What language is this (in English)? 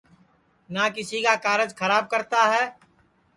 Sansi